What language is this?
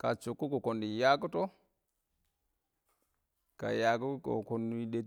Awak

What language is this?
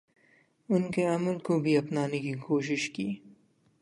Urdu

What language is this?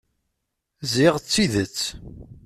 Kabyle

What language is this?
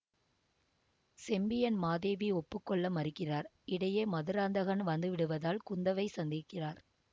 Tamil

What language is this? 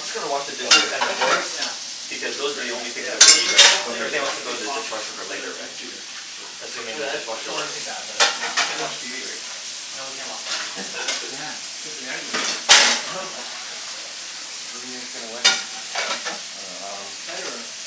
English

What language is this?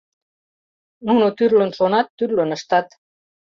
Mari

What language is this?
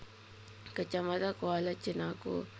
Javanese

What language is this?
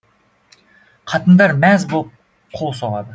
Kazakh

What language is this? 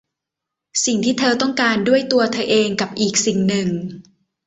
Thai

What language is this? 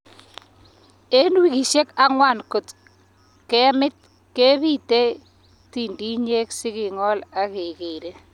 Kalenjin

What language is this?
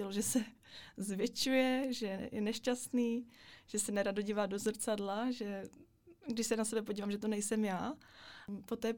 Czech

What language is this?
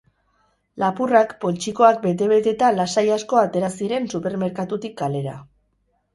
Basque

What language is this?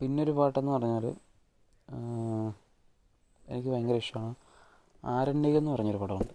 Malayalam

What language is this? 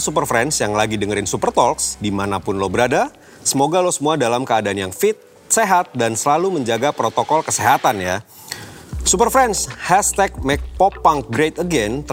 Indonesian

